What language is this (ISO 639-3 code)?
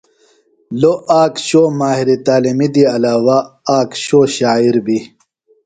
phl